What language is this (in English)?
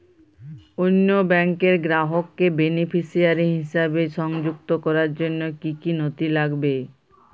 Bangla